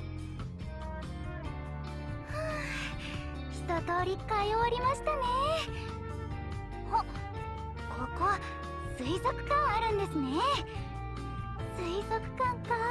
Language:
Japanese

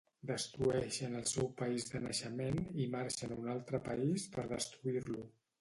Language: Catalan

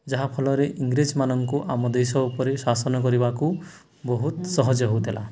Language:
Odia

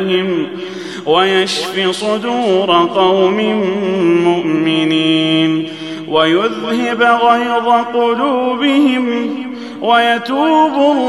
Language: Arabic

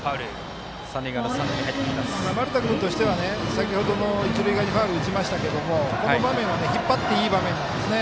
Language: Japanese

